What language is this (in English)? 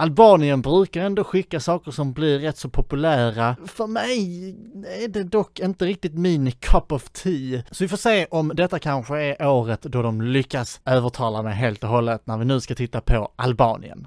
Swedish